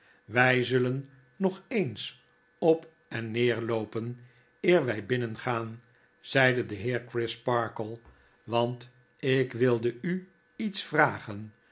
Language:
Dutch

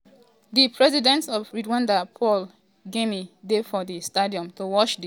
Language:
Nigerian Pidgin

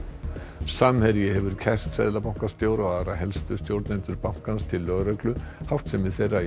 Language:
Icelandic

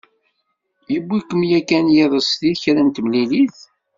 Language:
Kabyle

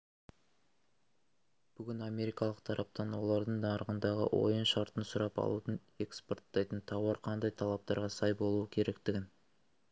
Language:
Kazakh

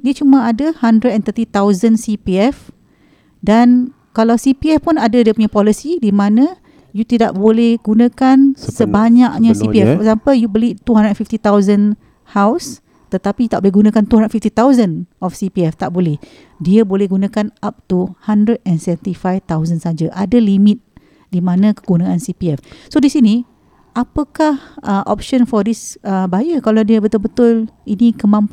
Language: Malay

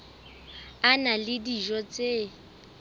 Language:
Southern Sotho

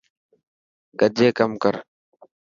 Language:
Dhatki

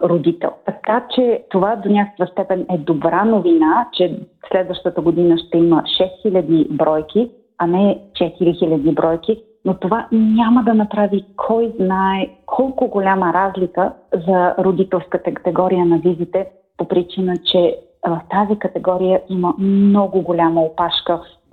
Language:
Bulgarian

